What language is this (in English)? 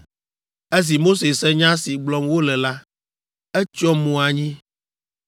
Ewe